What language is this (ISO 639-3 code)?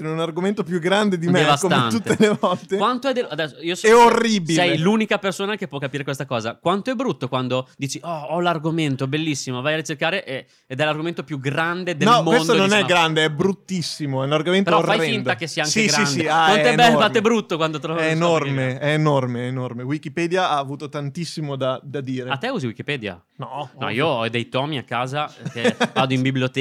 ita